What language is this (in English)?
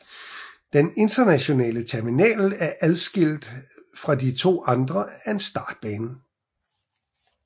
Danish